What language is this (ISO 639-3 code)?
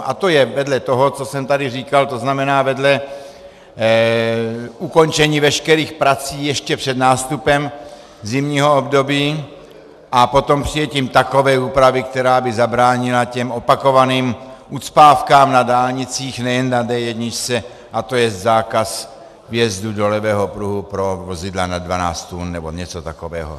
ces